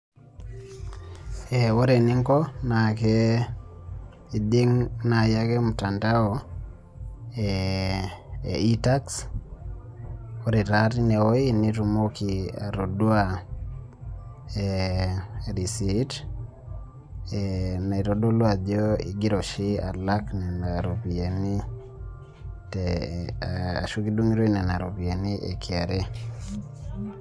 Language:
Masai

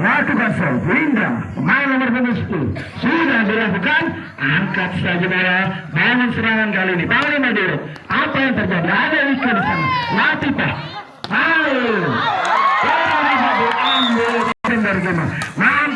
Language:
Indonesian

